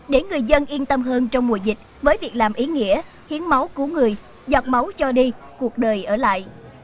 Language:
Vietnamese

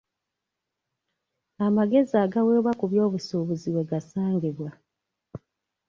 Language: Ganda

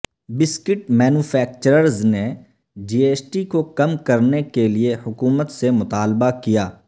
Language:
Urdu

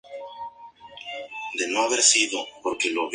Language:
Spanish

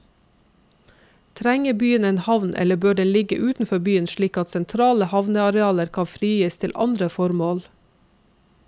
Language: Norwegian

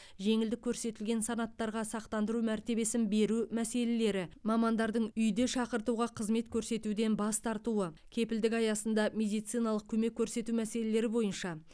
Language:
Kazakh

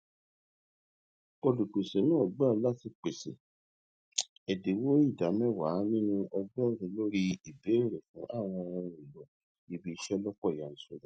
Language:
Yoruba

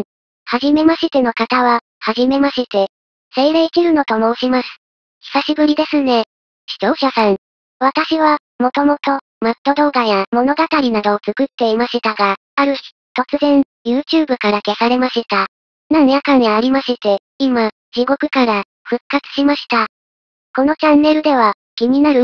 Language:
Japanese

